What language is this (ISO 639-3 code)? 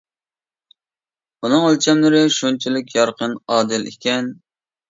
uig